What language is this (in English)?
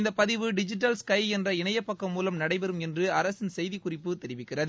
Tamil